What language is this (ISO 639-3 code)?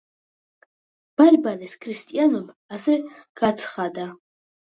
kat